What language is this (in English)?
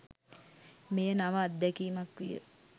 Sinhala